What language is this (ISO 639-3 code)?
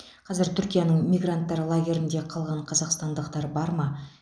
kaz